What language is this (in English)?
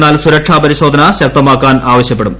Malayalam